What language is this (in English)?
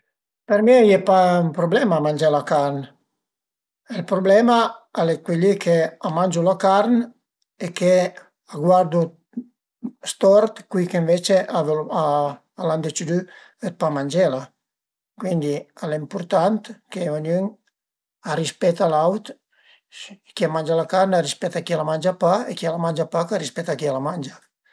Piedmontese